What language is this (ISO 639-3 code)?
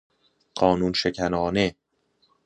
fas